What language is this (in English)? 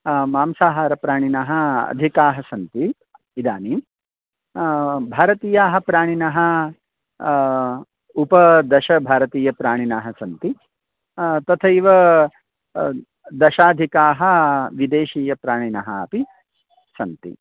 Sanskrit